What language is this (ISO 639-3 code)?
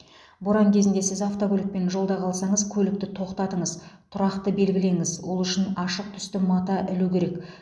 kaz